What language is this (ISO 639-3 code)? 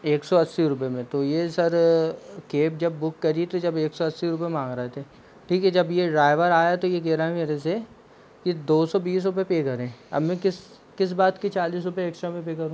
hin